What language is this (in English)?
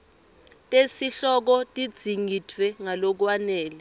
Swati